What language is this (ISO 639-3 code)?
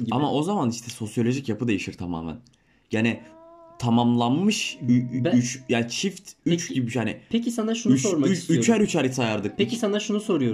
tur